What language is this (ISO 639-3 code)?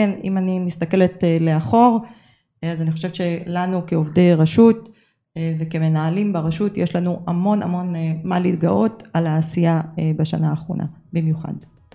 heb